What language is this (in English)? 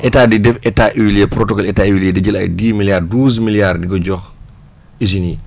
Wolof